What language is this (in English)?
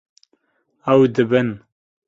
Kurdish